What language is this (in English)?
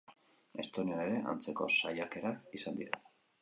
Basque